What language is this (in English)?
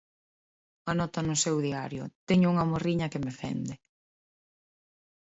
Galician